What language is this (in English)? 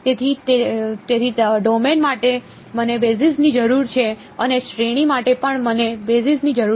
Gujarati